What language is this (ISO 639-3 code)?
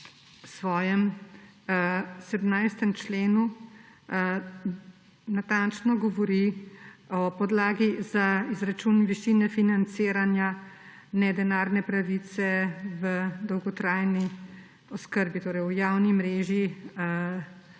slv